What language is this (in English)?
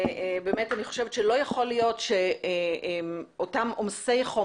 Hebrew